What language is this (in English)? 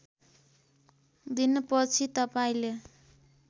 Nepali